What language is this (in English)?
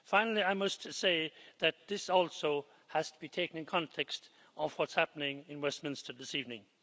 English